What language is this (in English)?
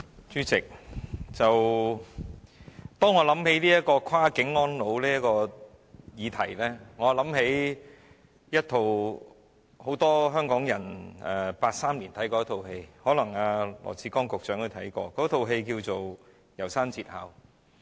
Cantonese